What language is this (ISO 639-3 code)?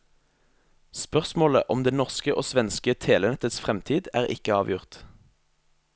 nor